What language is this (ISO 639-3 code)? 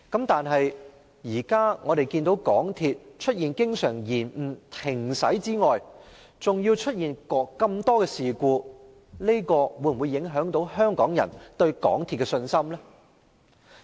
yue